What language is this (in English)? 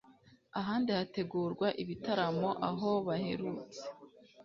Kinyarwanda